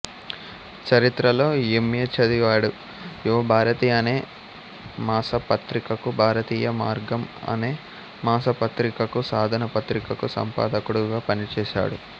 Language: Telugu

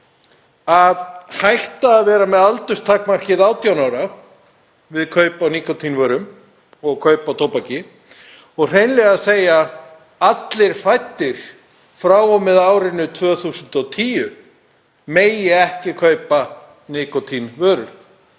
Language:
Icelandic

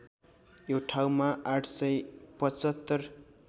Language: Nepali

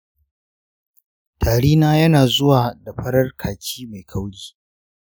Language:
Hausa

